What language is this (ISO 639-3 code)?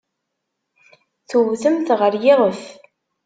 kab